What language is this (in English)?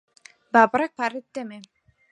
Central Kurdish